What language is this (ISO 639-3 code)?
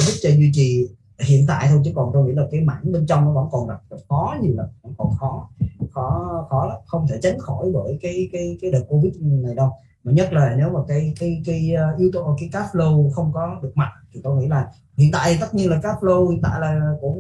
vie